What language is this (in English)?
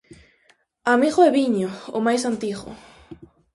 Galician